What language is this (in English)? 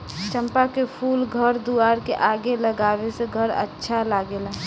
Bhojpuri